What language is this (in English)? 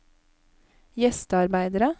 Norwegian